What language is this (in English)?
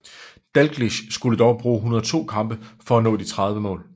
Danish